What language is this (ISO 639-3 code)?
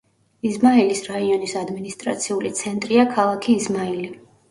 kat